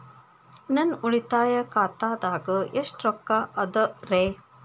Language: Kannada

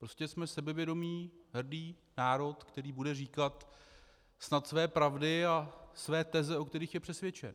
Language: Czech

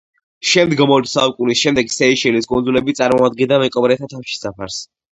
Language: Georgian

